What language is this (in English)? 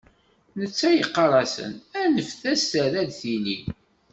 Kabyle